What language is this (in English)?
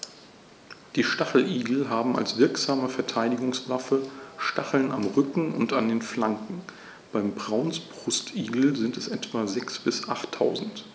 German